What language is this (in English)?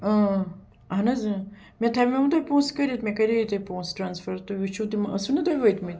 Kashmiri